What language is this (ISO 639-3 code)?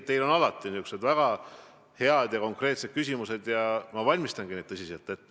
est